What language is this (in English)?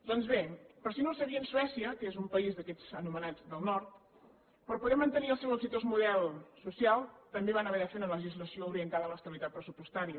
Catalan